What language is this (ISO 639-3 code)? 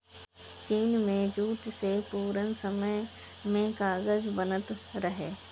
bho